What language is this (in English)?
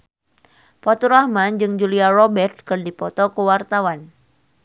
Sundanese